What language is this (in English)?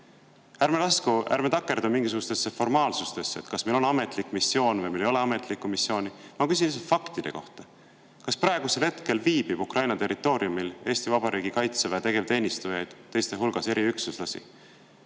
Estonian